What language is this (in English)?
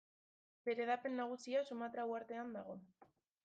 Basque